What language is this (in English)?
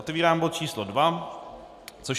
Czech